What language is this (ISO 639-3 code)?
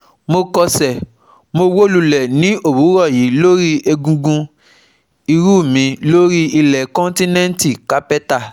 yor